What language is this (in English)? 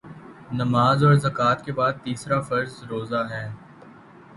Urdu